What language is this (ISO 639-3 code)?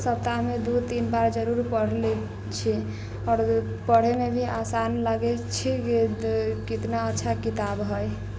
mai